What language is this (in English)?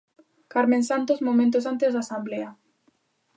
Galician